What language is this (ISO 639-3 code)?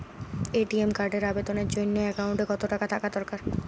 ben